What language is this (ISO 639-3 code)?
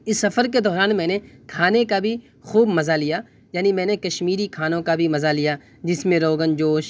urd